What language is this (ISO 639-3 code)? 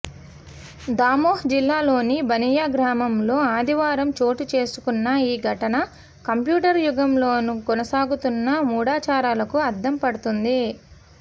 tel